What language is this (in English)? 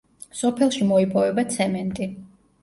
Georgian